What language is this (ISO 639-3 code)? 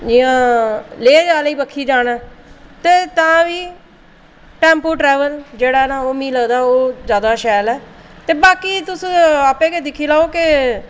doi